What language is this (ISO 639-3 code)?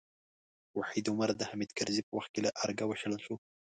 pus